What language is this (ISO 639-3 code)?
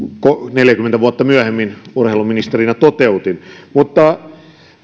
fin